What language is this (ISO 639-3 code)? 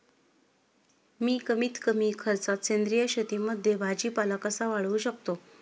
mar